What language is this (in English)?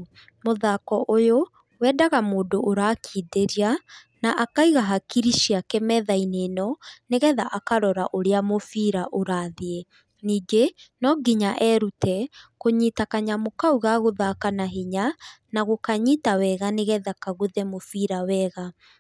Kikuyu